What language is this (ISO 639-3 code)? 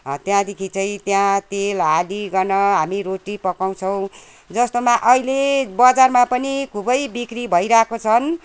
nep